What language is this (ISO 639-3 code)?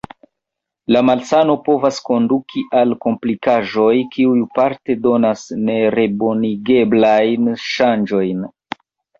epo